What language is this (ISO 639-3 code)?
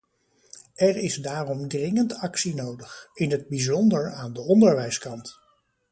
nld